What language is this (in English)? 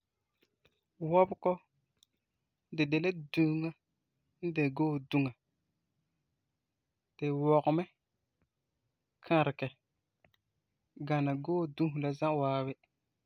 Frafra